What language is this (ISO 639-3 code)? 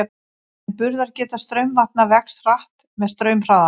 isl